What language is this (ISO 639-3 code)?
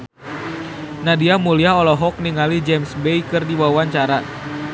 sun